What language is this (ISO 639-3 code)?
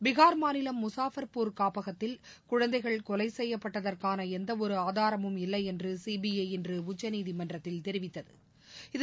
tam